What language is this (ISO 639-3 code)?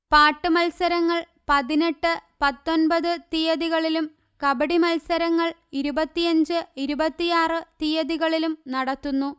mal